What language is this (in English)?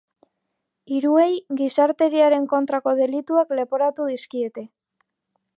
Basque